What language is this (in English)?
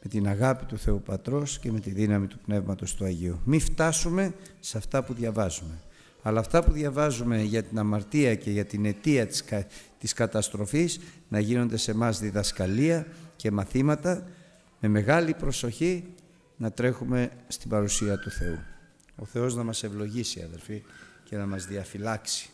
Greek